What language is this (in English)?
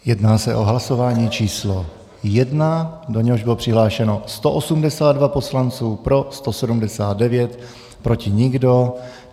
Czech